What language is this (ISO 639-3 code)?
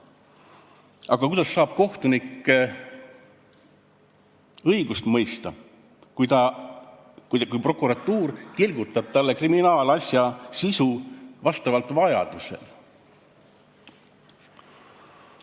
est